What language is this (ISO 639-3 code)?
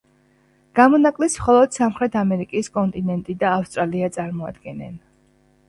kat